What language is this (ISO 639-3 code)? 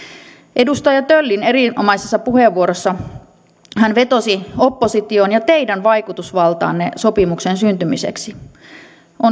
fin